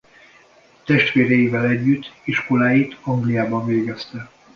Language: Hungarian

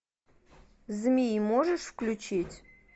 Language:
Russian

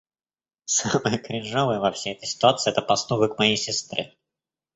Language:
Russian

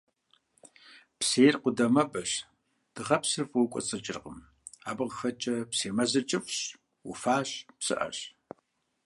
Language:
Kabardian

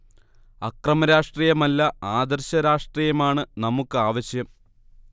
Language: Malayalam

